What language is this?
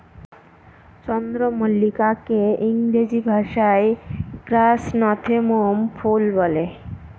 Bangla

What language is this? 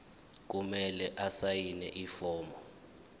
Zulu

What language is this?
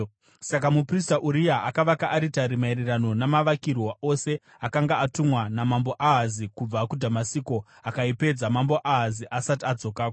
Shona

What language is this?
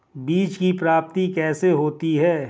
Hindi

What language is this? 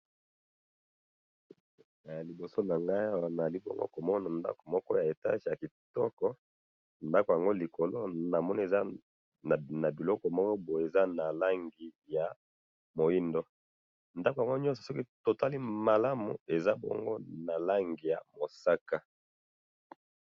Lingala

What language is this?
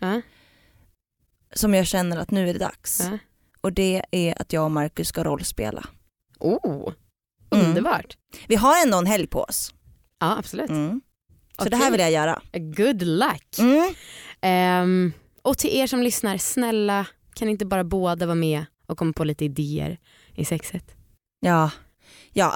Swedish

